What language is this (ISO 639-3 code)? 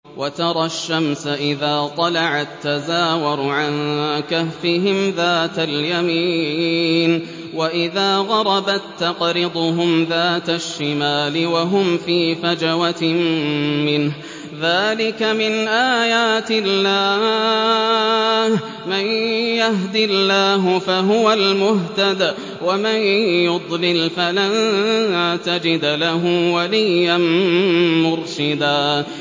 ara